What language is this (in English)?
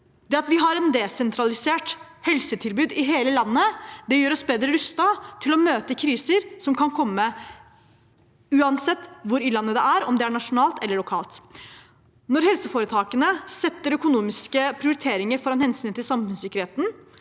Norwegian